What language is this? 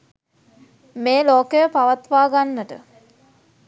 Sinhala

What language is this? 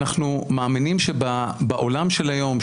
Hebrew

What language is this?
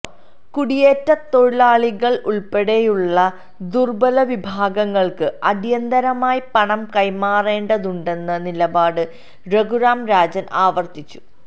Malayalam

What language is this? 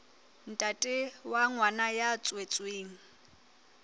Southern Sotho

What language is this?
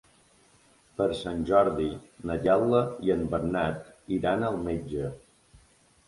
Catalan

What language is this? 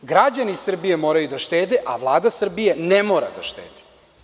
Serbian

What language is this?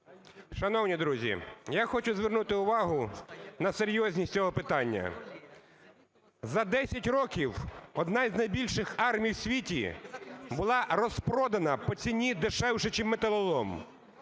Ukrainian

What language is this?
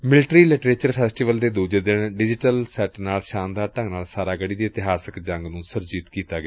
Punjabi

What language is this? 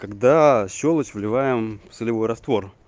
Russian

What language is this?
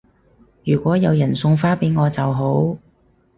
Cantonese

